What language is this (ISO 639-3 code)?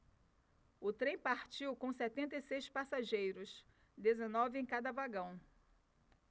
por